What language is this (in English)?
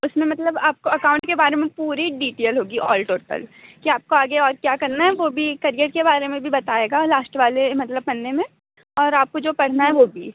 Hindi